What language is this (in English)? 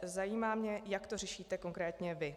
Czech